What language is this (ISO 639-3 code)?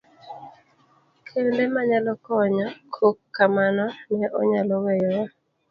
luo